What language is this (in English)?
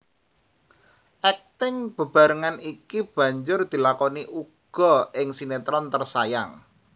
Javanese